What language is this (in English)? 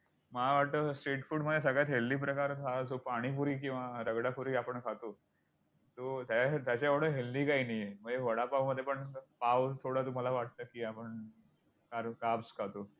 Marathi